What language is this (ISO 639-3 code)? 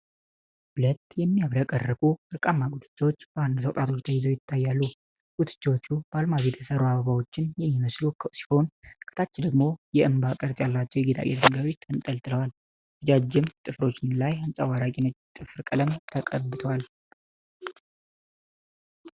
amh